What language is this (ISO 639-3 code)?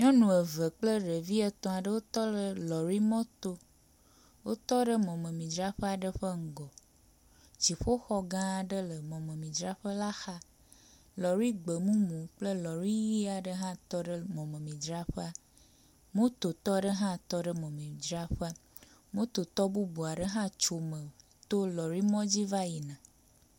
ewe